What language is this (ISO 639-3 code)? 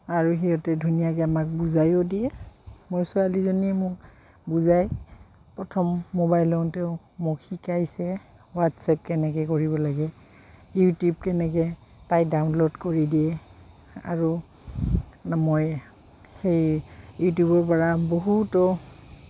asm